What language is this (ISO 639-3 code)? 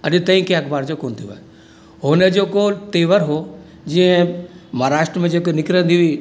snd